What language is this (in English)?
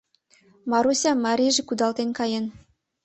Mari